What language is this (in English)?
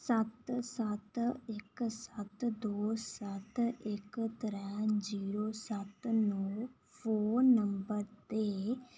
Dogri